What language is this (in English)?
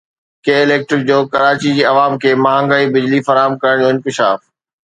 Sindhi